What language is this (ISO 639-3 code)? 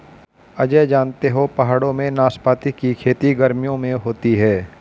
hin